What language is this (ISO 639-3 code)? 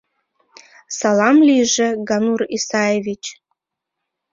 chm